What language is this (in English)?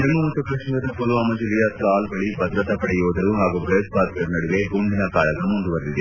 Kannada